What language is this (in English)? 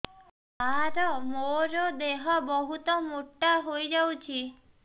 Odia